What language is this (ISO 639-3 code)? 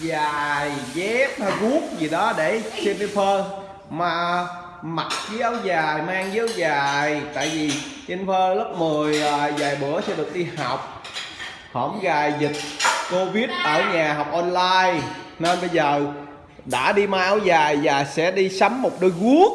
vie